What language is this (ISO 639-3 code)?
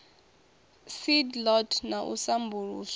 ven